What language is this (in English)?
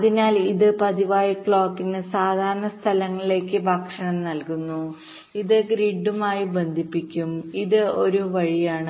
Malayalam